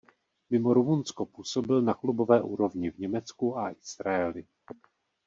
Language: Czech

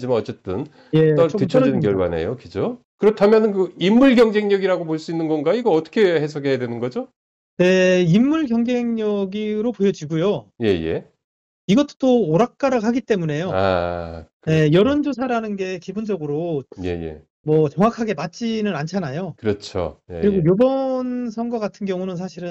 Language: Korean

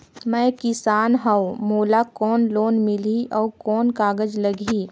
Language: Chhattisgarhi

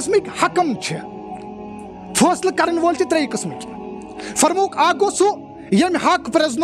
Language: Arabic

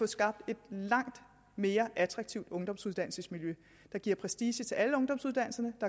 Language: Danish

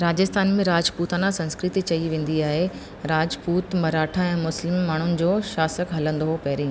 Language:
Sindhi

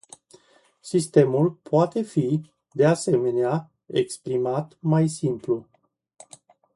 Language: Romanian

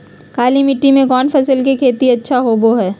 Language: Magahi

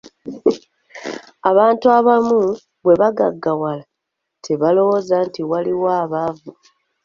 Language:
Ganda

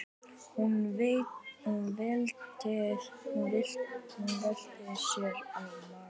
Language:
Icelandic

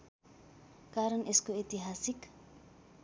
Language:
Nepali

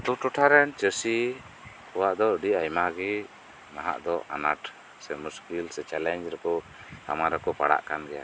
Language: Santali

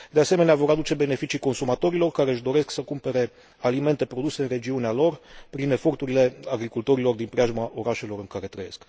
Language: Romanian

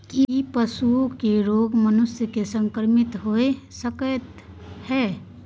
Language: Maithili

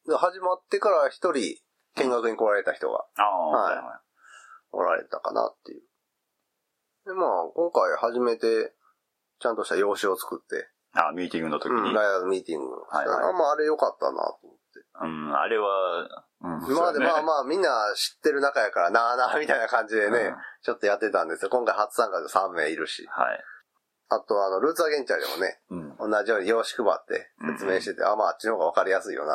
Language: Japanese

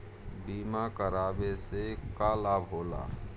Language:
Bhojpuri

